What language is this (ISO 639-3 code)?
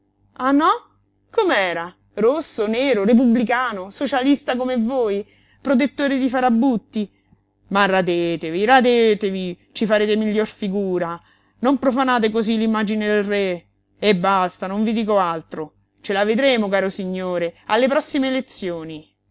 ita